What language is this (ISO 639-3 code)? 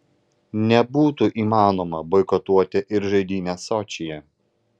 lit